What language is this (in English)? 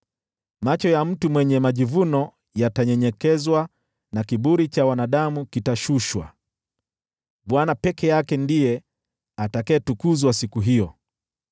Swahili